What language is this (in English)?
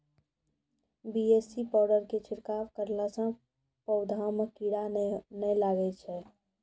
Maithili